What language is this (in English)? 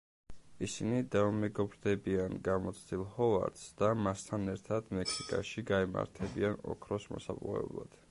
Georgian